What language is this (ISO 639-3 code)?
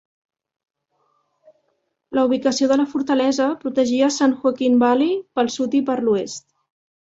cat